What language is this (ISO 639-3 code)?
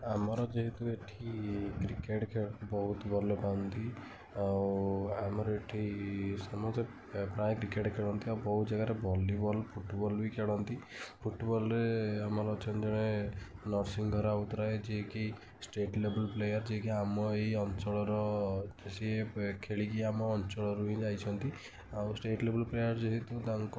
ori